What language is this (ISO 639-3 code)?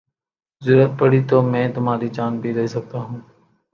urd